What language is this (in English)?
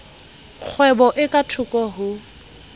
Southern Sotho